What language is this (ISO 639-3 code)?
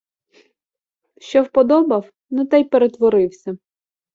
ukr